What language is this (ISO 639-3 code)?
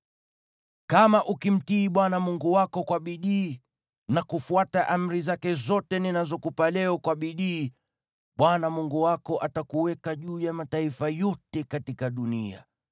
swa